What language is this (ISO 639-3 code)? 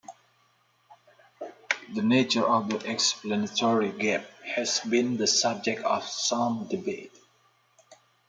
eng